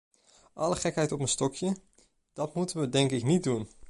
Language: Dutch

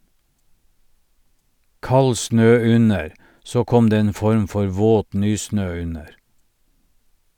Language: Norwegian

